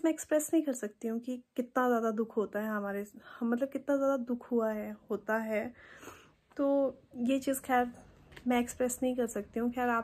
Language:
Hindi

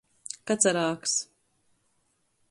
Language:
Latgalian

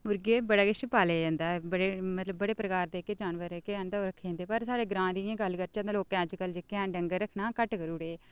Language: Dogri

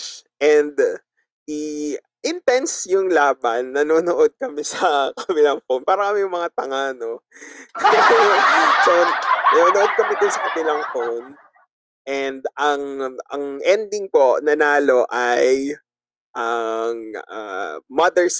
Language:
Filipino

